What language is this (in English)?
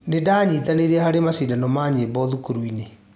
Kikuyu